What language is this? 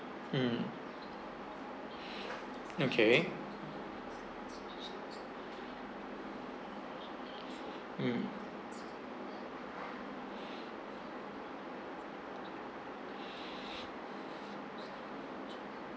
English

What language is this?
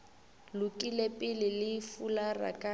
Northern Sotho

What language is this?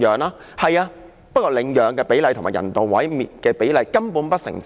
Cantonese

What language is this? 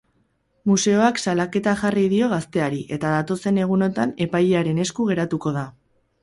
Basque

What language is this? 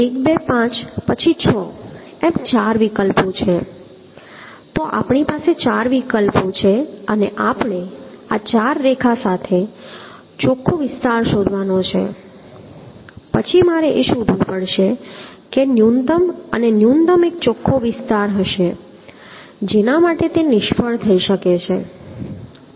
Gujarati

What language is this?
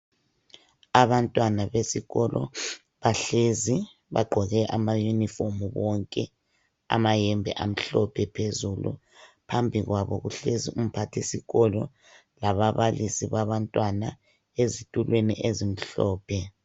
North Ndebele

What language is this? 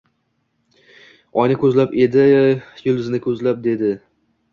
Uzbek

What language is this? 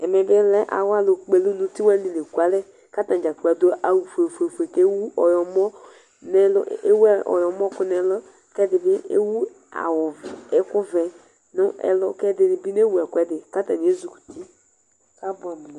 Ikposo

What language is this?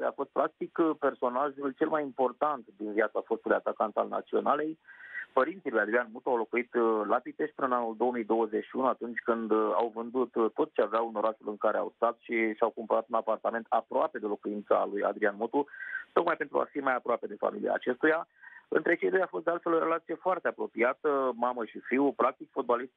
Romanian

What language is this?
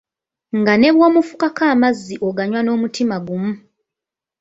Ganda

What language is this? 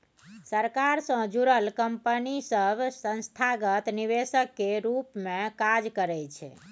Maithili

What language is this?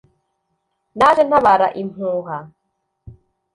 Kinyarwanda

